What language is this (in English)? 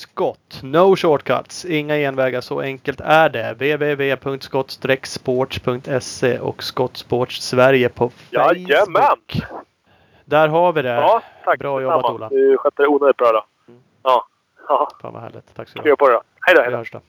Swedish